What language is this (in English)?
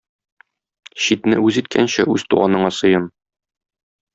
Tatar